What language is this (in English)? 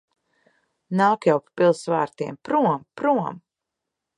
Latvian